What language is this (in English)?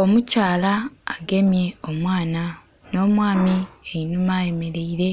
Soga